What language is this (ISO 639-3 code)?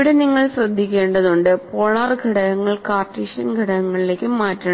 mal